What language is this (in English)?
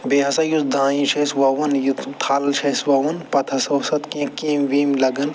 Kashmiri